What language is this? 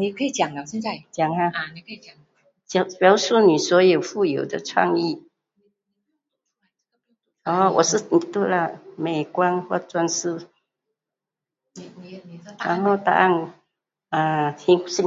Pu-Xian Chinese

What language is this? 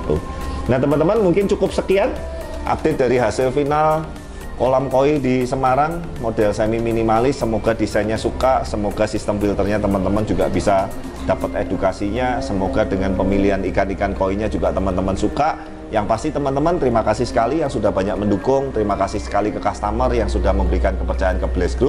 Indonesian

